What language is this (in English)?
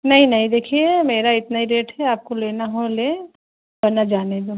Urdu